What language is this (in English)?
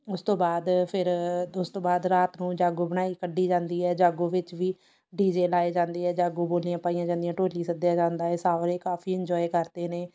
Punjabi